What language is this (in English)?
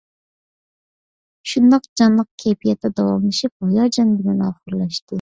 Uyghur